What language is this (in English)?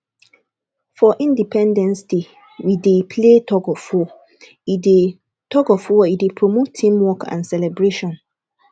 Nigerian Pidgin